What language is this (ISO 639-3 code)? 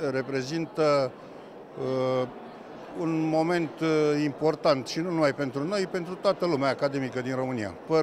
ron